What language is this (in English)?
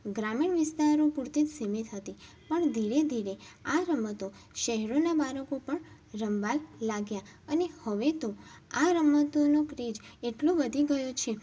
Gujarati